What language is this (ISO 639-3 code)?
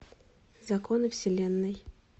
rus